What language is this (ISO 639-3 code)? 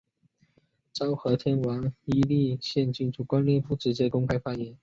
zho